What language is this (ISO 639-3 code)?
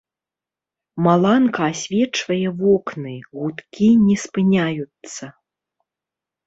bel